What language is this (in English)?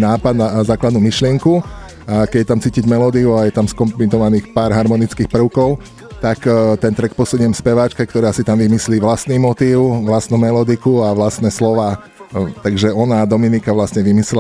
Slovak